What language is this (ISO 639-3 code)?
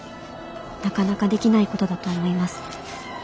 jpn